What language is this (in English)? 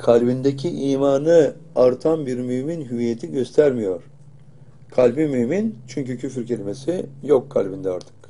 Turkish